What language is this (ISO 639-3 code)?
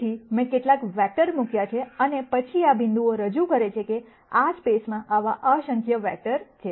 guj